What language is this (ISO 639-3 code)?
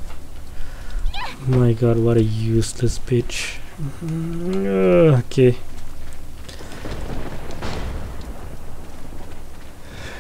eng